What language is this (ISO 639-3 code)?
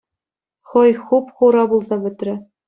chv